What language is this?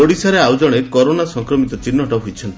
Odia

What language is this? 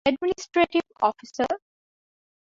Divehi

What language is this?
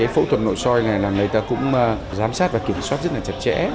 Vietnamese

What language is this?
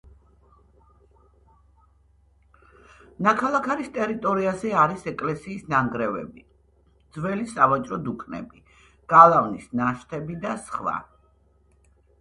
Georgian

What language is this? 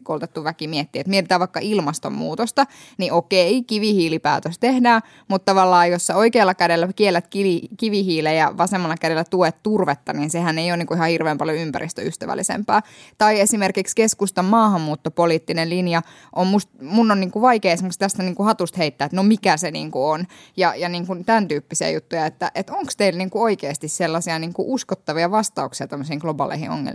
Finnish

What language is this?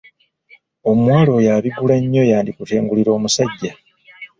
Ganda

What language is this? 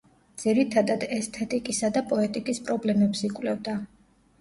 Georgian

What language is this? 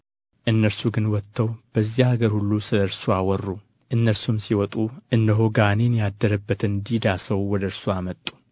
Amharic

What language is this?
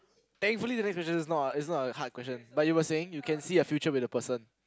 English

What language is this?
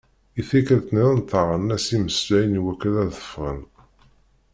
Kabyle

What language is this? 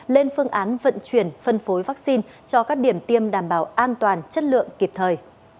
Vietnamese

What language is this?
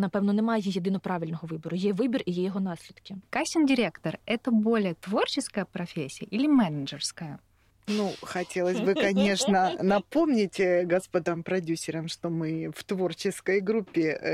Russian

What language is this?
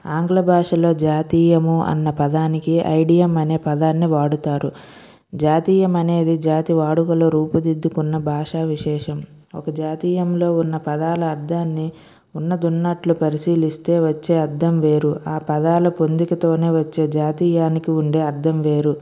Telugu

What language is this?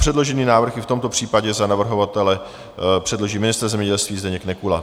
Czech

